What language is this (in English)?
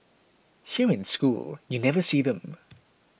English